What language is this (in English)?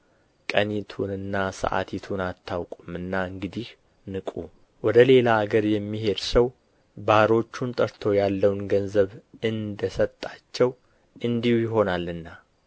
Amharic